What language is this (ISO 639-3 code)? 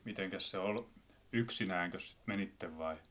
fin